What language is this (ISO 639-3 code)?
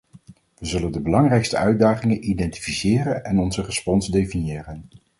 nld